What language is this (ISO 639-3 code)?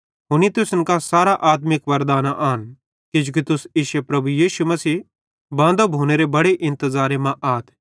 bhd